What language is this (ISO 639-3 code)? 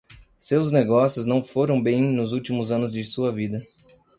por